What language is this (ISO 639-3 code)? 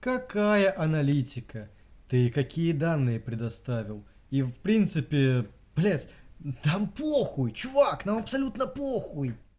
rus